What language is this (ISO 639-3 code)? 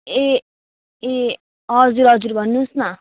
nep